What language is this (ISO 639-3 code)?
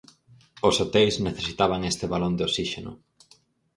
glg